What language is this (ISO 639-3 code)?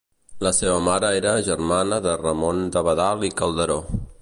cat